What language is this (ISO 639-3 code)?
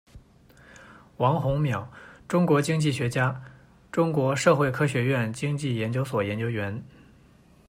zho